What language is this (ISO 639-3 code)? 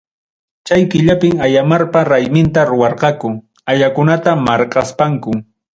quy